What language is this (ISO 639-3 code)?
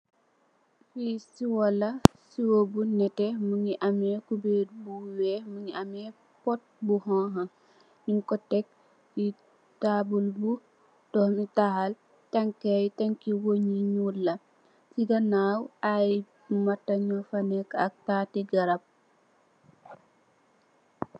wol